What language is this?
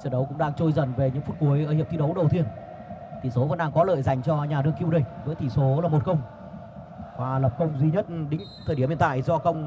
Vietnamese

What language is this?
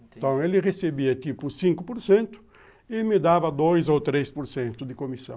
Portuguese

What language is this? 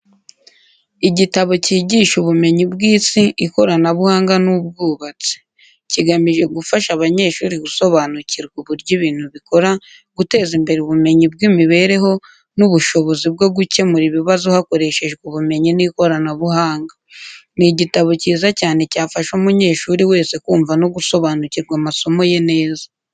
Kinyarwanda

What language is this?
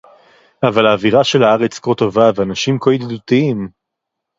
Hebrew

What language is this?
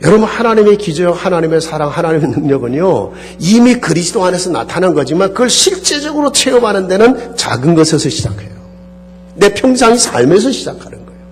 Korean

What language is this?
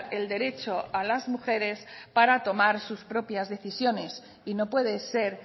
Spanish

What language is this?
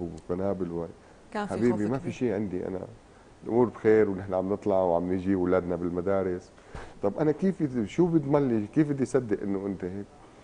Arabic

